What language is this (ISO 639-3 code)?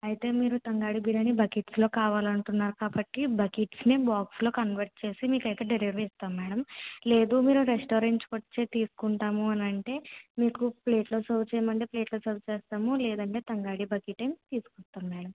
tel